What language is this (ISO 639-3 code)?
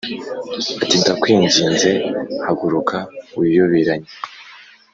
kin